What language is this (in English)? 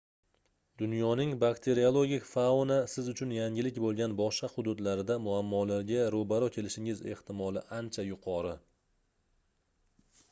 Uzbek